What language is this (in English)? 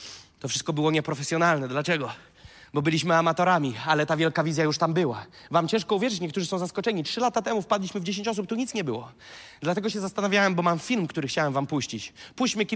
Polish